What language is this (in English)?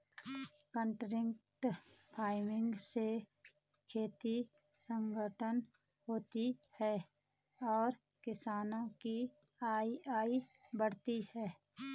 Hindi